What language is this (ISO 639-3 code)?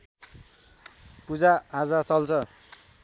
nep